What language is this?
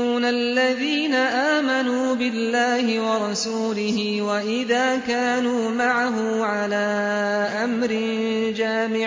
Arabic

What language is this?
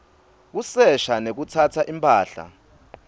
Swati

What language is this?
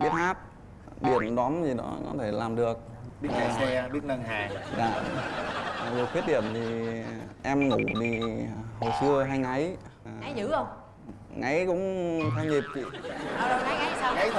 Vietnamese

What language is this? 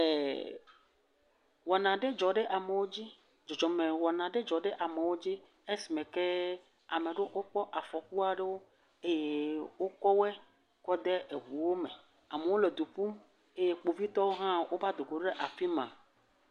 Ewe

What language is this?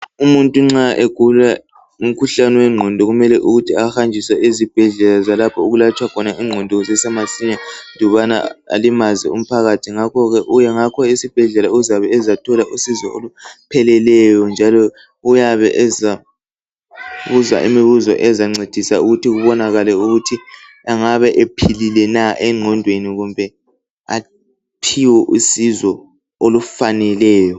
North Ndebele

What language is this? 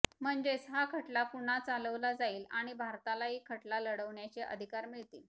Marathi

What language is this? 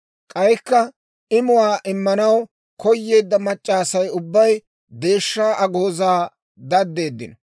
Dawro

